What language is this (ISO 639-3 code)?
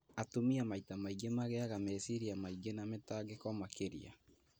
kik